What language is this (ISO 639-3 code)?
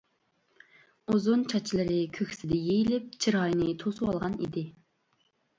uig